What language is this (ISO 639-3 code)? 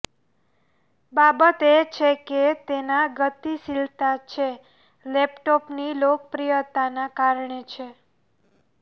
guj